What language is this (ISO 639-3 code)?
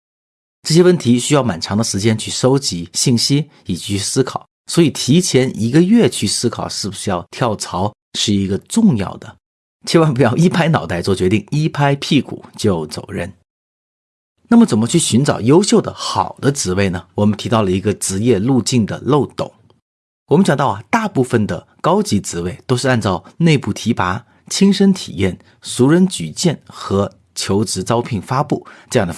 zho